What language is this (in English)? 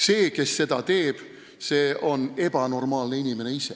Estonian